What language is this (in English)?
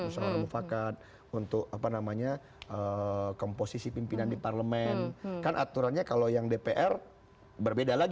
Indonesian